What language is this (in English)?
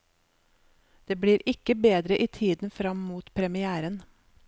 Norwegian